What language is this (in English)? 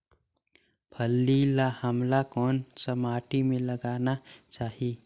Chhattisgarhi